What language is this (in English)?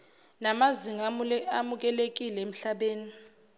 Zulu